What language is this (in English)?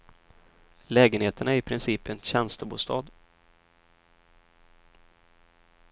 Swedish